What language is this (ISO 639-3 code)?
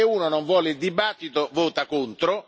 ita